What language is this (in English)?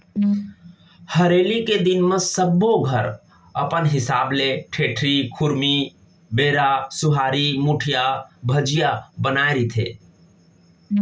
Chhattisgarhi